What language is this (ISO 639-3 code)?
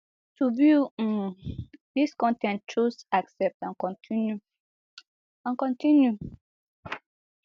pcm